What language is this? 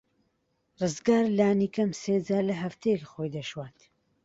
Central Kurdish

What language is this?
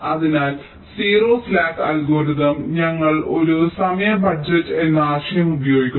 Malayalam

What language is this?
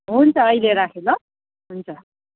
Nepali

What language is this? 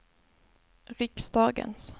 Swedish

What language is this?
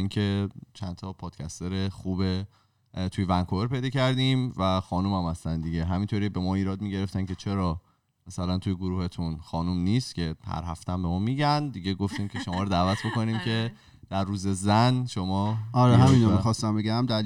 Persian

